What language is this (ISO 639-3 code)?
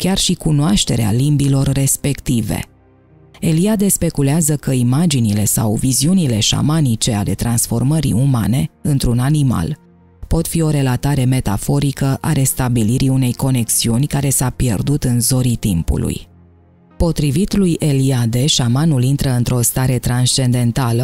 ron